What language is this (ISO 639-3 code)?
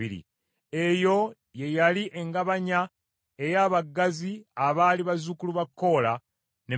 lug